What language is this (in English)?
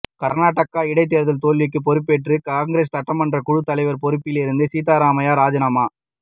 Tamil